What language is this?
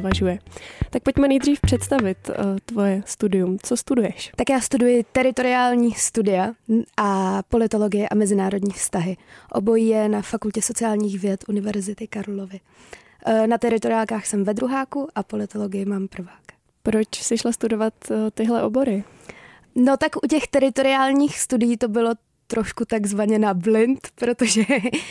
Czech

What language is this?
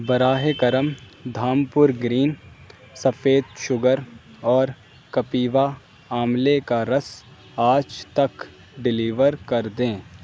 Urdu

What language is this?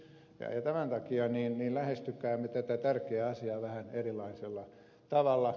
Finnish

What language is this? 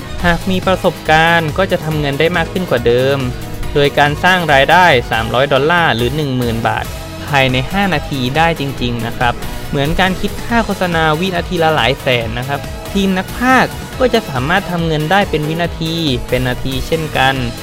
Thai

